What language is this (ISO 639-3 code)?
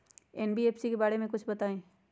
mag